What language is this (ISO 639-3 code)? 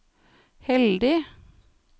nor